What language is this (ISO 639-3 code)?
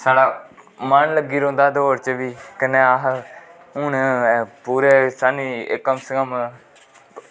doi